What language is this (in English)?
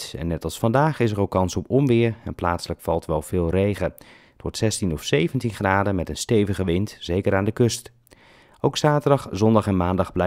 Dutch